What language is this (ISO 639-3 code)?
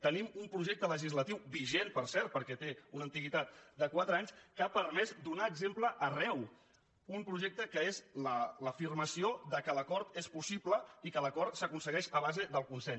cat